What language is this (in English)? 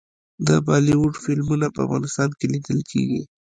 Pashto